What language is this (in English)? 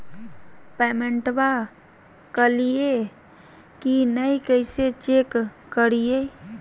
Magahi